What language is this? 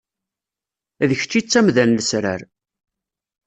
Kabyle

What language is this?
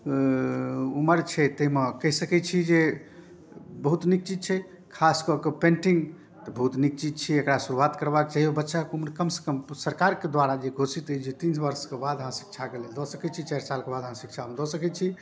Maithili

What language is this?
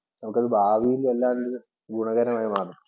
Malayalam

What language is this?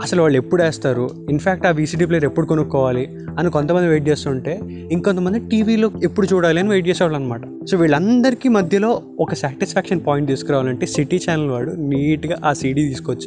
Telugu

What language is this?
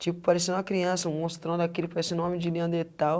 Portuguese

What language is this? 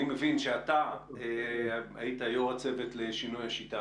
Hebrew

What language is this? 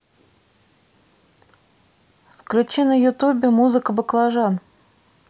Russian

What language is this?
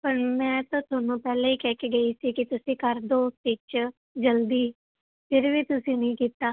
Punjabi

